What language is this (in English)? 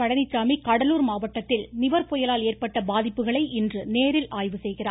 Tamil